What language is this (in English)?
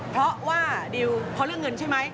Thai